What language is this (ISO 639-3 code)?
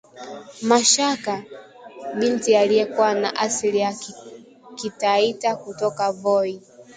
swa